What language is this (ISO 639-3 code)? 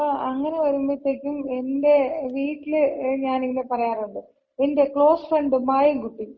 mal